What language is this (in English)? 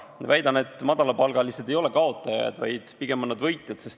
Estonian